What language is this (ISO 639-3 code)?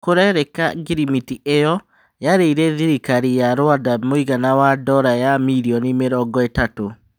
kik